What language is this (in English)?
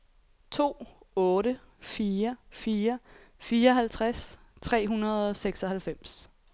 Danish